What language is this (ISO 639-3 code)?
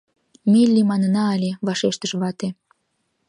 chm